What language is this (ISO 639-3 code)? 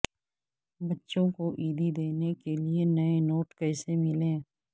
urd